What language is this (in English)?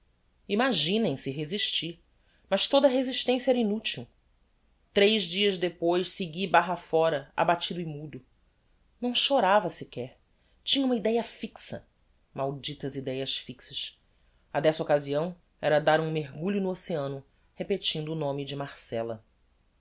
Portuguese